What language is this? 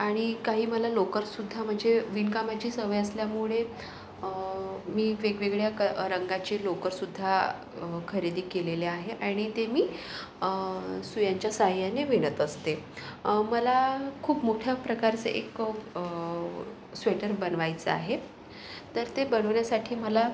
Marathi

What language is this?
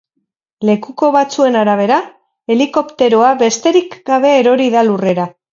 Basque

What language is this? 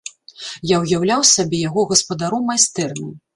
Belarusian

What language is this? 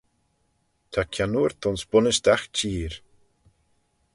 Manx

